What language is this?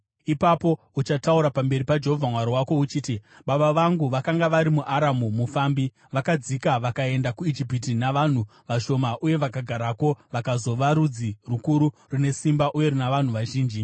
Shona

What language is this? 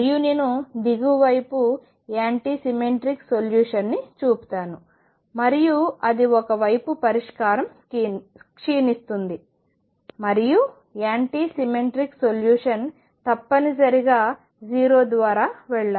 Telugu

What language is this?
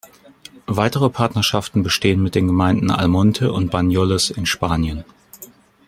German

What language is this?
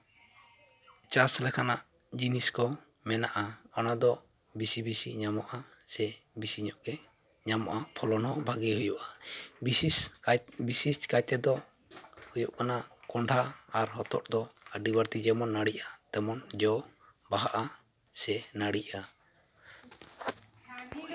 Santali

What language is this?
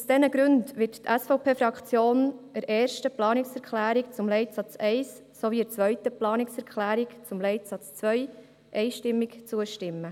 Swiss German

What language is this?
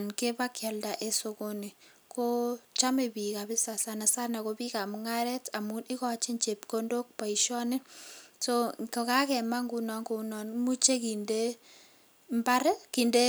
Kalenjin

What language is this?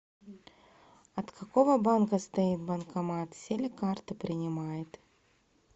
Russian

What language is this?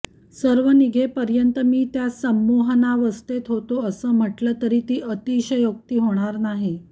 Marathi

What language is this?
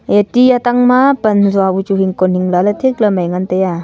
Wancho Naga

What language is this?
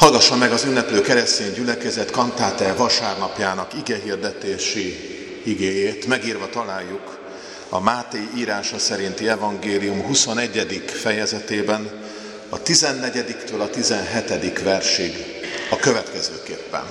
Hungarian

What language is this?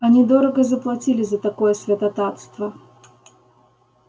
Russian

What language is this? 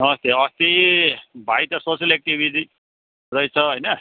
Nepali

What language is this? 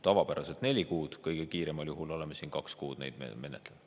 Estonian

